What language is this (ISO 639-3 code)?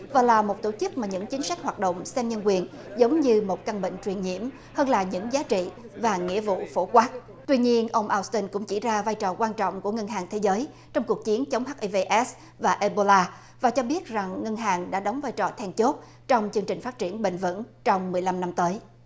vie